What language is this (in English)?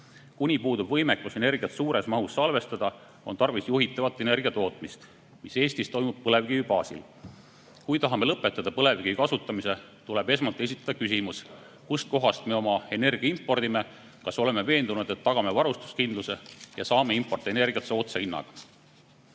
Estonian